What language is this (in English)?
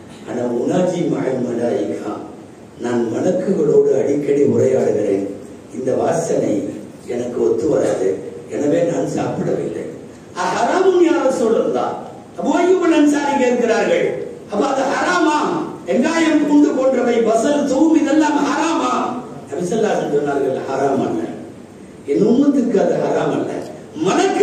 Arabic